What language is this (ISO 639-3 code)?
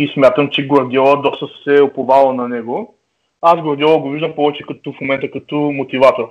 bul